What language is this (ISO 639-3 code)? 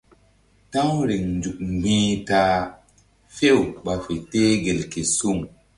mdd